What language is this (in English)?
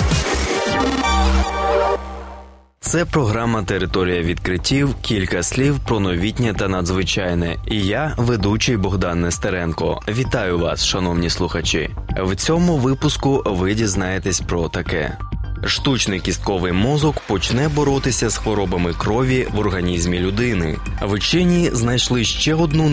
Ukrainian